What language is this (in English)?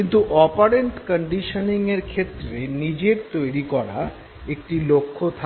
Bangla